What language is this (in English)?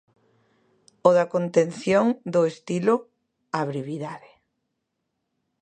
Galician